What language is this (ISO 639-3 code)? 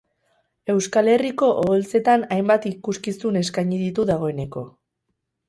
eus